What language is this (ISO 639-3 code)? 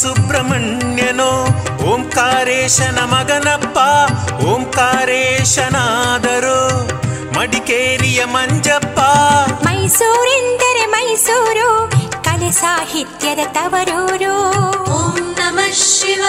kan